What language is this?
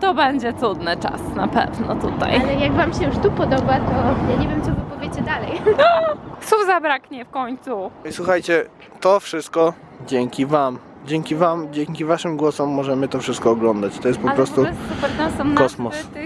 Polish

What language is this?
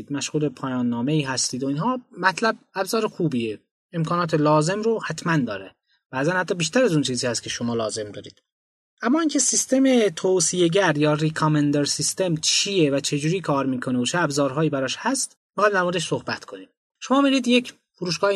Persian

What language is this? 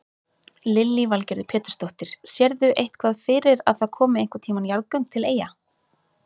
Icelandic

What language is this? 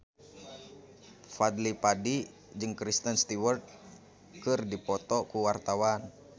Sundanese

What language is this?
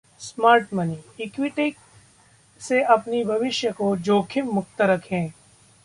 Hindi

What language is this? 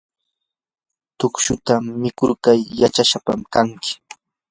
Yanahuanca Pasco Quechua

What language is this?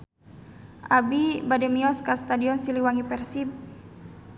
Sundanese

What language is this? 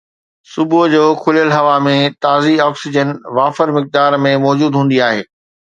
Sindhi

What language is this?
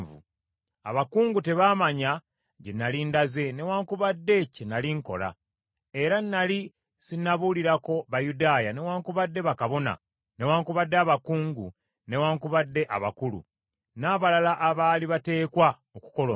Ganda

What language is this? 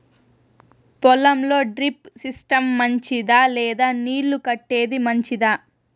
Telugu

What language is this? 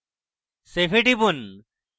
Bangla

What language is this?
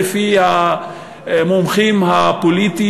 Hebrew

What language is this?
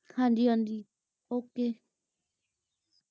Punjabi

